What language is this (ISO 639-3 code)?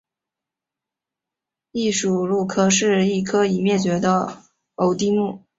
zho